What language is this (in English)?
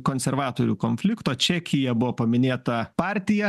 Lithuanian